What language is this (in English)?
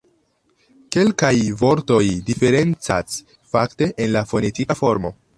Esperanto